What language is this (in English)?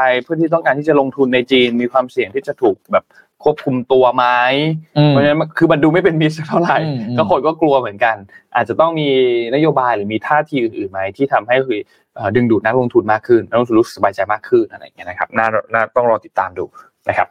Thai